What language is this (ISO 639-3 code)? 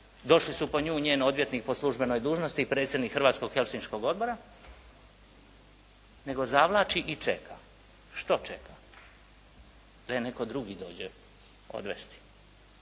hrv